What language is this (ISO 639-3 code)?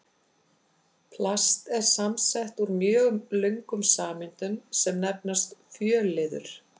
isl